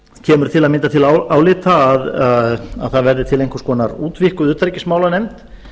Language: Icelandic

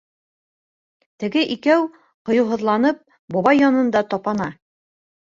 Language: Bashkir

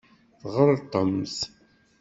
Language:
Kabyle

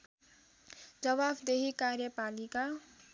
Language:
Nepali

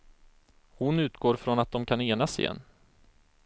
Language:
Swedish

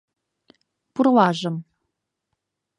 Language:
Mari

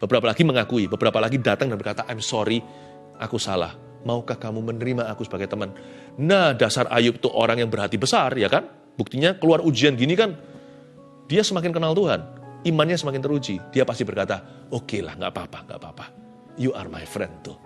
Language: Indonesian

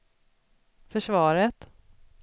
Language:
Swedish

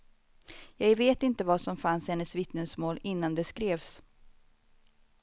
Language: Swedish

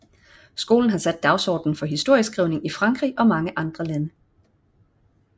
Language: Danish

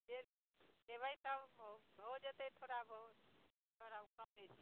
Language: Maithili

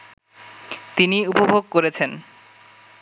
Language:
Bangla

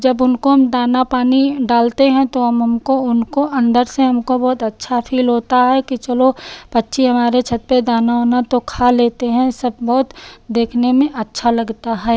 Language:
Hindi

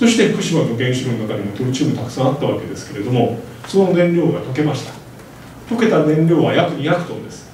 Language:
Japanese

